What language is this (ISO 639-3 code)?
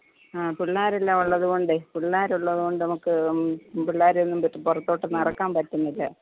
mal